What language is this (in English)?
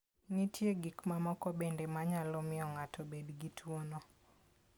Luo (Kenya and Tanzania)